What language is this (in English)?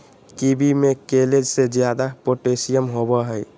Magahi